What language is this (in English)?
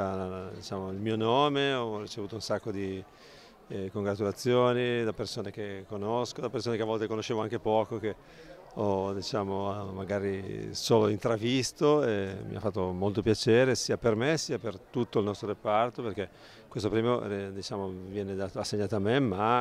Italian